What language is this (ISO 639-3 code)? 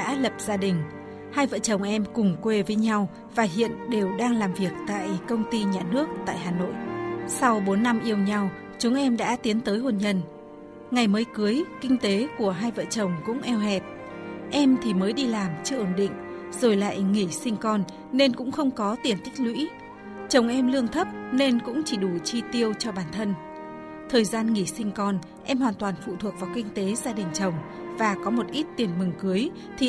vie